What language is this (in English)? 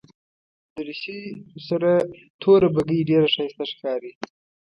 Pashto